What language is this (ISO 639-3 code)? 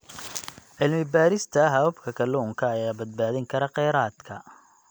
som